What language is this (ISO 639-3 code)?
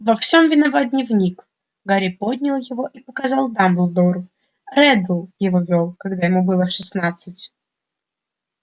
rus